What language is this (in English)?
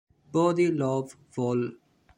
Italian